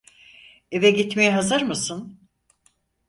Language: Turkish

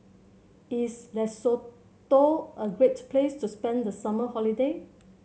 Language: English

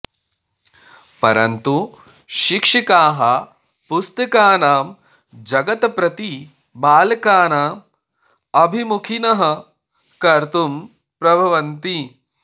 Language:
Sanskrit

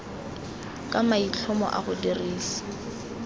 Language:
Tswana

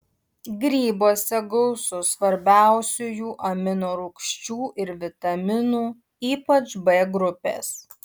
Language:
Lithuanian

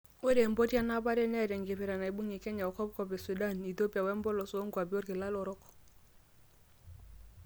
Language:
Masai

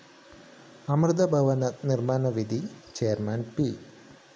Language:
Malayalam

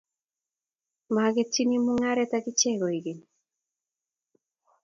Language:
Kalenjin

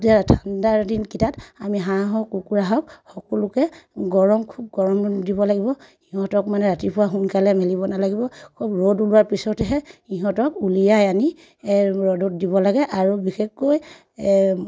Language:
Assamese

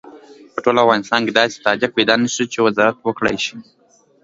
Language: Pashto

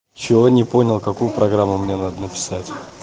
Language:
Russian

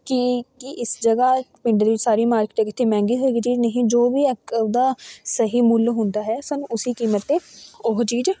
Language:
Punjabi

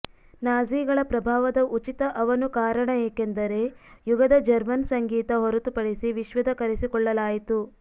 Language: Kannada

